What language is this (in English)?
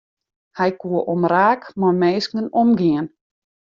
Western Frisian